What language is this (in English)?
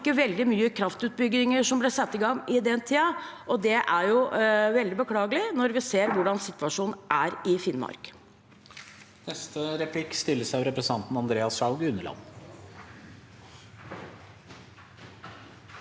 Norwegian